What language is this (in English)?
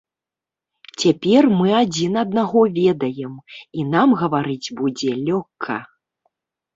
Belarusian